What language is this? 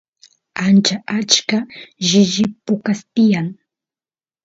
Santiago del Estero Quichua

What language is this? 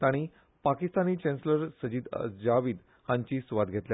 Konkani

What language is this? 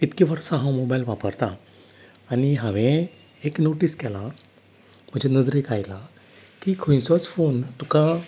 Konkani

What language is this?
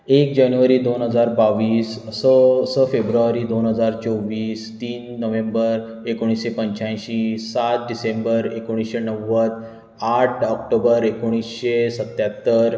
Konkani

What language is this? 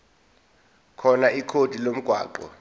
Zulu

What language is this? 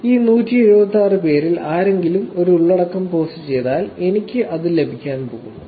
Malayalam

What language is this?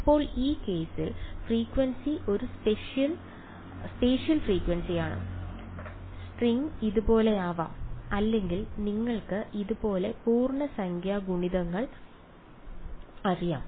Malayalam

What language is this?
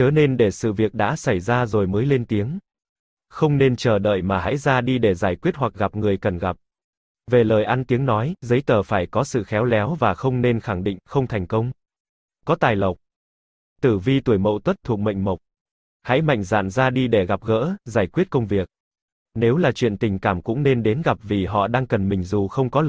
Vietnamese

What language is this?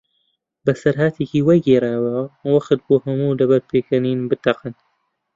Central Kurdish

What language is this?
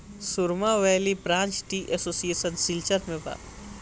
Bhojpuri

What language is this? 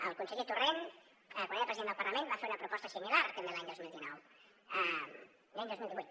Catalan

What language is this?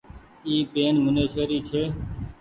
Goaria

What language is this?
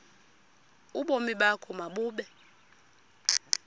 Xhosa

